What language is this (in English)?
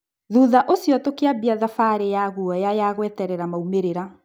Kikuyu